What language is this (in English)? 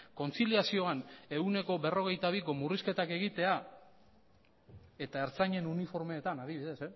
Basque